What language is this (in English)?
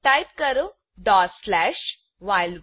Gujarati